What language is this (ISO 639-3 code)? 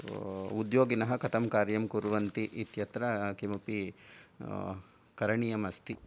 san